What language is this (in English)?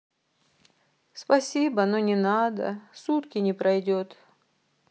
Russian